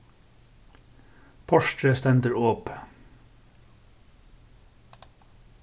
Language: Faroese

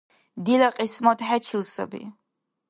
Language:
Dargwa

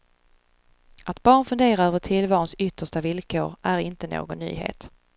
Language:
Swedish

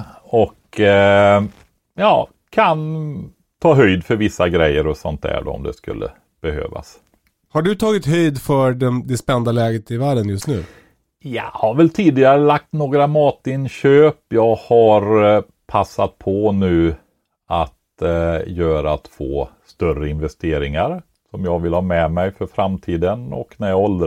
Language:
Swedish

